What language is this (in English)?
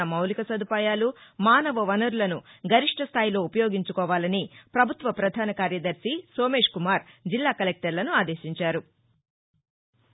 Telugu